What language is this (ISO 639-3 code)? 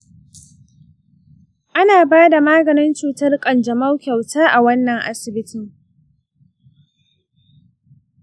hau